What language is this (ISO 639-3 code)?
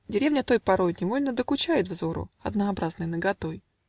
rus